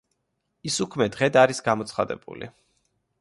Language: Georgian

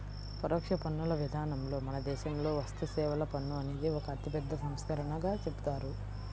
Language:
Telugu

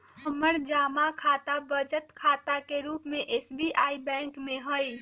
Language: Magahi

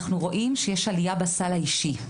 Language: Hebrew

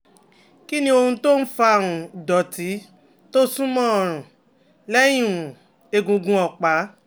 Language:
Yoruba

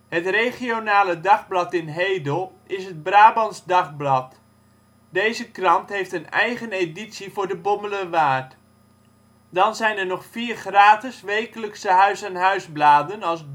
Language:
Dutch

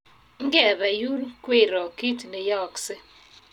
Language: Kalenjin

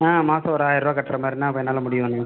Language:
Tamil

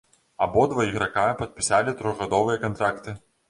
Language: Belarusian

